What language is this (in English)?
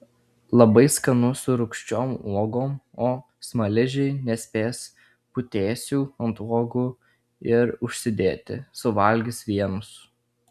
Lithuanian